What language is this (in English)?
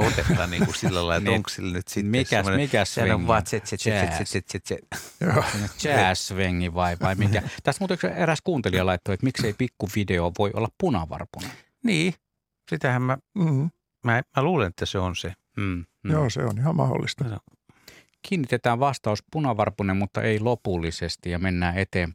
Finnish